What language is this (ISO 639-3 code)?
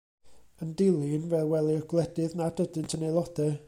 cym